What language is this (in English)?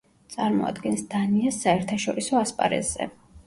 Georgian